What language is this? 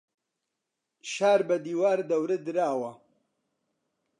Central Kurdish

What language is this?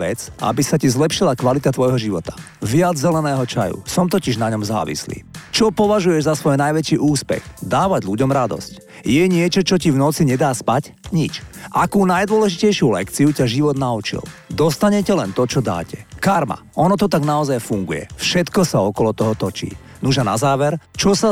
Slovak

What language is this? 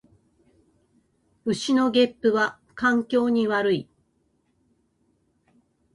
Japanese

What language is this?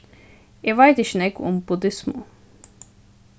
Faroese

